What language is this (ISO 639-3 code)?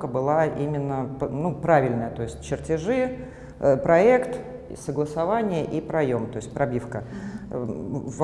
rus